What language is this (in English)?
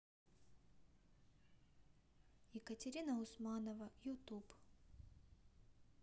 Russian